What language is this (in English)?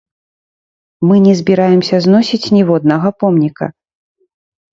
Belarusian